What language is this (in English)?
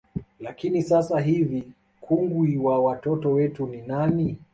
Swahili